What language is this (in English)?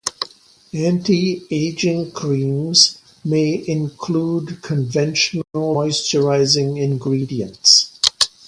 English